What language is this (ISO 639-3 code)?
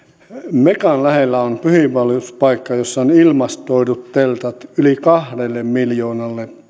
fin